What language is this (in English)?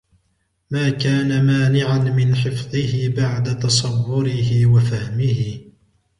Arabic